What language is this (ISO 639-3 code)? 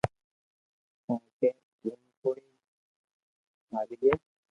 lrk